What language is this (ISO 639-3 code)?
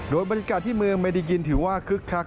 tha